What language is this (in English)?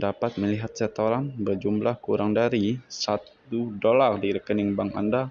Indonesian